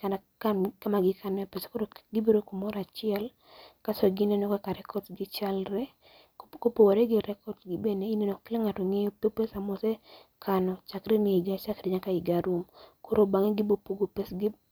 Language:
Luo (Kenya and Tanzania)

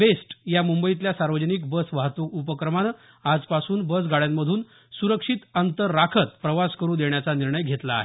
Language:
Marathi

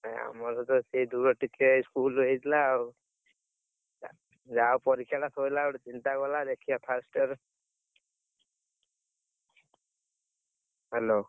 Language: Odia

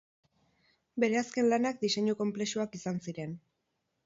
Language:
Basque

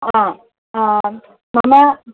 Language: Sanskrit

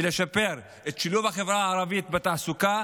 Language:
Hebrew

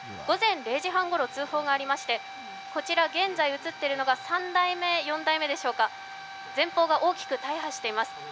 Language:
Japanese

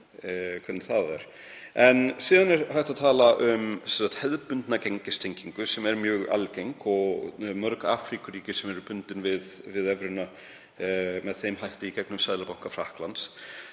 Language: Icelandic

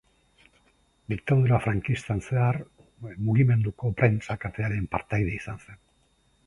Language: Basque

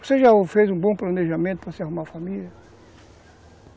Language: Portuguese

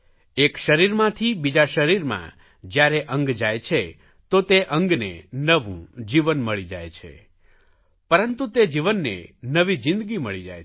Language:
Gujarati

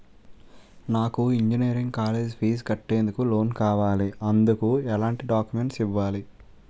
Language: Telugu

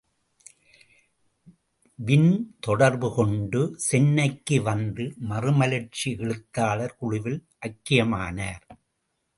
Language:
Tamil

